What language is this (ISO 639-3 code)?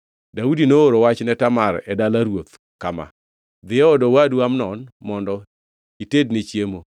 luo